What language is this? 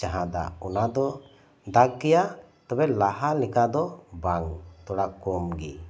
Santali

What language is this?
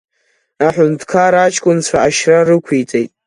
Abkhazian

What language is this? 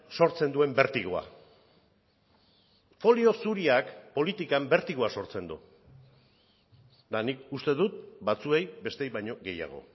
Basque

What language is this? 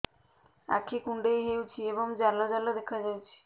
Odia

